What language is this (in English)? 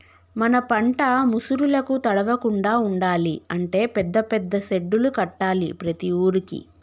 Telugu